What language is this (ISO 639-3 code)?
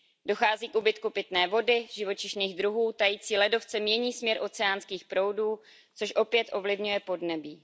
ces